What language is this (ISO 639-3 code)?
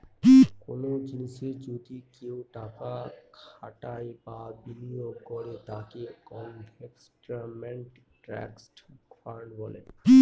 ben